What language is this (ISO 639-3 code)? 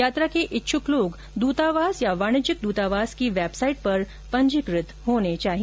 hin